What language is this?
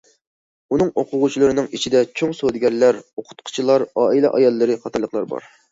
Uyghur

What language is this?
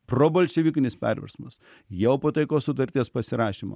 Lithuanian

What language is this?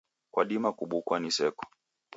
Taita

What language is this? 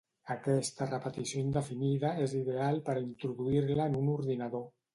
Catalan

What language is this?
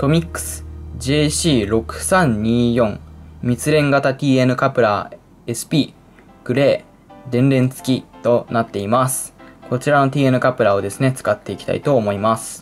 Japanese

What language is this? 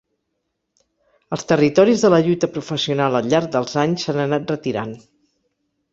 Catalan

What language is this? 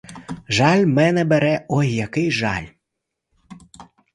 Ukrainian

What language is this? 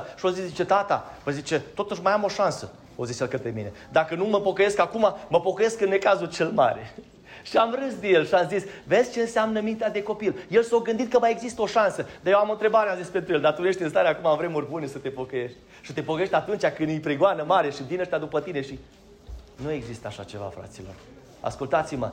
Romanian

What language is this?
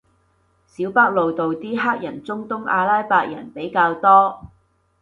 Cantonese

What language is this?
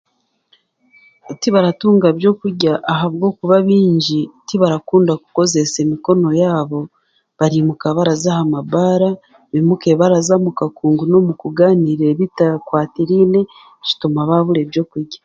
Chiga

